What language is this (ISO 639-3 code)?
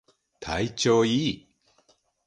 jpn